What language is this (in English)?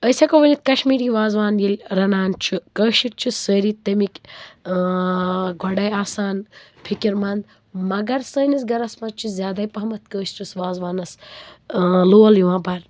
Kashmiri